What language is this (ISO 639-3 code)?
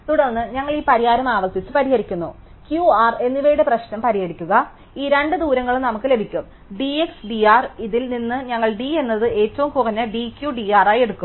mal